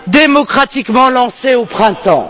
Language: French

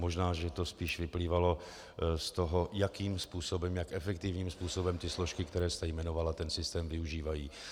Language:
Czech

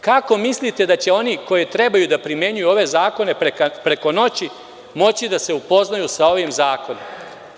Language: Serbian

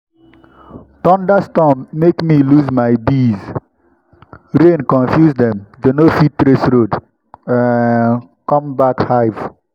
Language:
Nigerian Pidgin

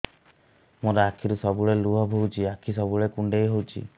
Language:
Odia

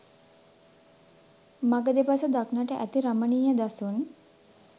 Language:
Sinhala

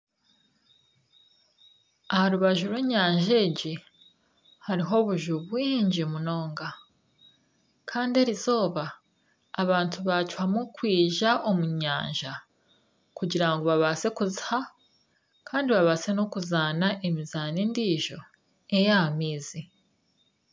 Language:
Nyankole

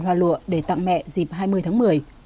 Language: Vietnamese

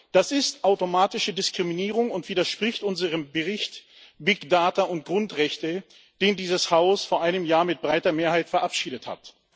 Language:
German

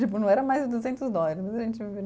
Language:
Portuguese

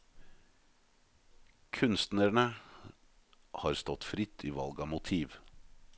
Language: Norwegian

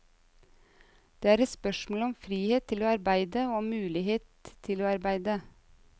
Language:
Norwegian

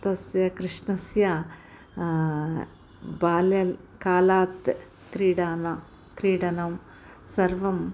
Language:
Sanskrit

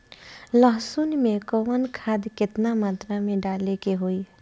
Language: Bhojpuri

